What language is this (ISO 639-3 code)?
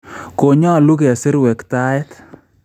kln